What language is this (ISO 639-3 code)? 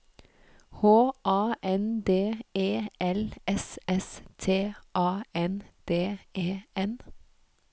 nor